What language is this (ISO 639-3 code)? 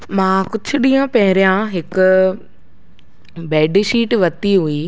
snd